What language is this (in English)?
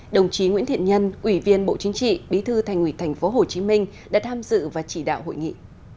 Vietnamese